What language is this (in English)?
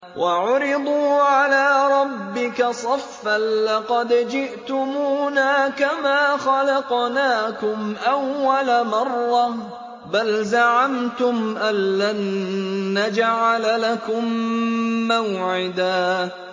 Arabic